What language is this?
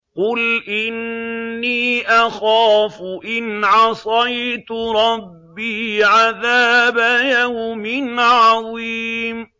Arabic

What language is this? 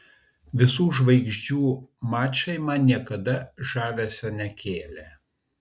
Lithuanian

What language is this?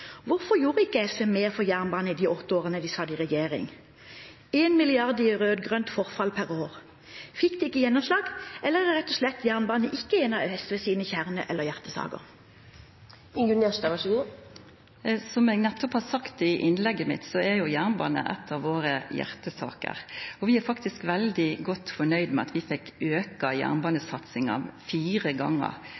Norwegian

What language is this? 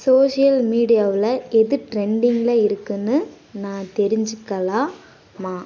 Tamil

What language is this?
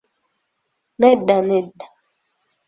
Ganda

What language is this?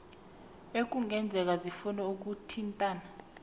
South Ndebele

